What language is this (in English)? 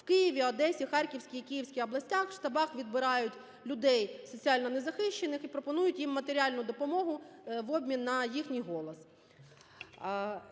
Ukrainian